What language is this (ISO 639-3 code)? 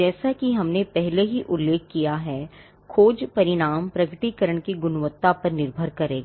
hin